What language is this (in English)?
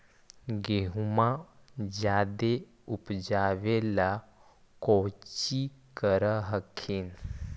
Magahi